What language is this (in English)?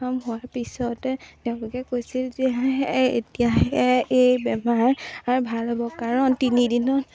Assamese